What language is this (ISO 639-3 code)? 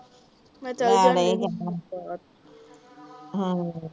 pan